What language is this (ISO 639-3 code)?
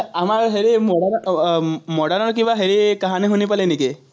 asm